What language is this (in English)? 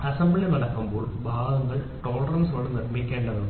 Malayalam